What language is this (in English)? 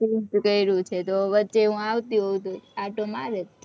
Gujarati